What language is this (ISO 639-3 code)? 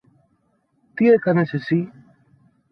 ell